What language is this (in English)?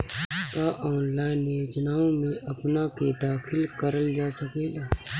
Bhojpuri